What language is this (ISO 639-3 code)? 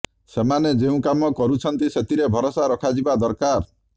ori